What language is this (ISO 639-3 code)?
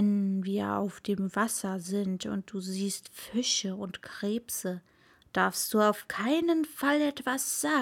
deu